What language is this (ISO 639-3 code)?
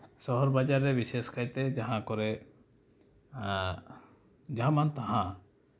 sat